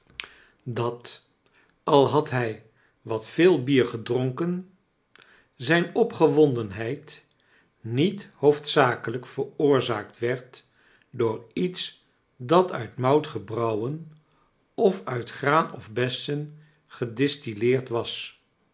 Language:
Dutch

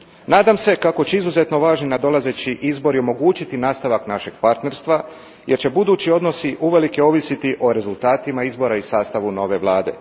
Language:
Croatian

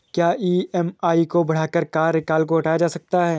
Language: Hindi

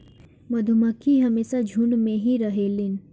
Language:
Bhojpuri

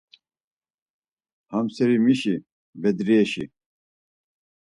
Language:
Laz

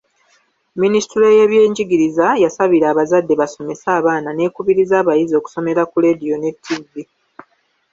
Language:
Ganda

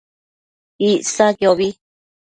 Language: Matsés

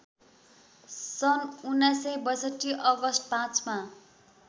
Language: Nepali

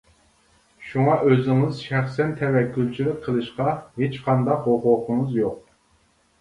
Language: Uyghur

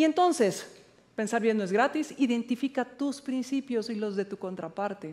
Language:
Spanish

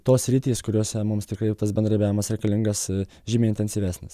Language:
Lithuanian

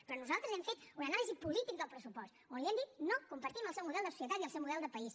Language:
Catalan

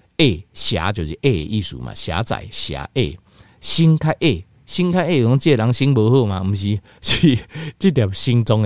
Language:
Chinese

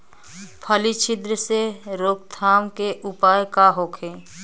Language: Bhojpuri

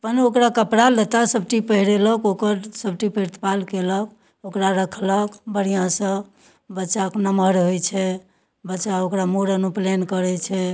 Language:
Maithili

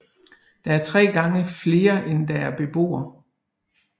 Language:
Danish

